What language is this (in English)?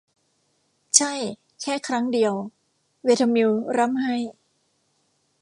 Thai